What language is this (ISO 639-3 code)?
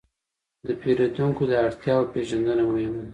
pus